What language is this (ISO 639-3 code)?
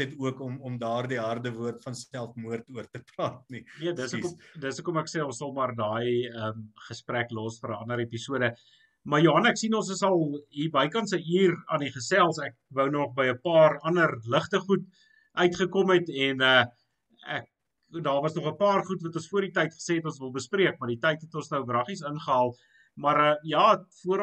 nld